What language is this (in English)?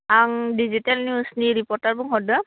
Bodo